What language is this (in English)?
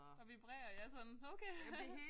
Danish